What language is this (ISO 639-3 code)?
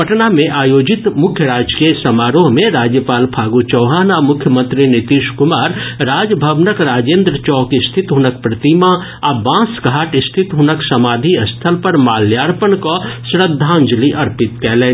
mai